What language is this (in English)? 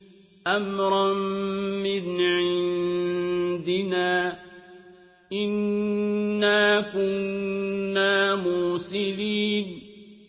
Arabic